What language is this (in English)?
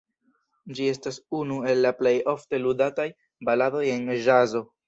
Esperanto